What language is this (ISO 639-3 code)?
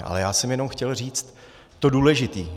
ces